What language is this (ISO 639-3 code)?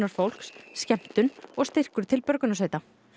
isl